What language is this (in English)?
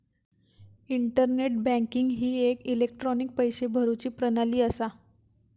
Marathi